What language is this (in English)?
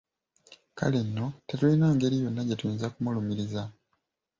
Ganda